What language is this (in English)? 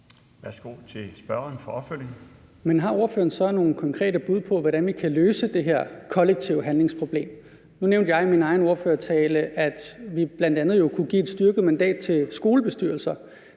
Danish